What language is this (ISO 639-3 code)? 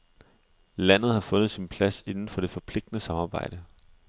dan